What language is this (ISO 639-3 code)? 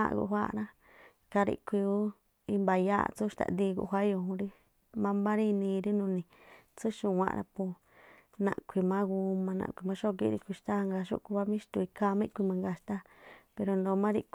tpl